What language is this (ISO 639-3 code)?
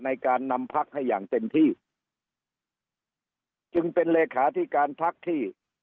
tha